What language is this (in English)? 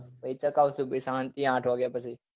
Gujarati